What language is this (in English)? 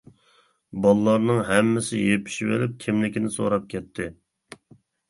Uyghur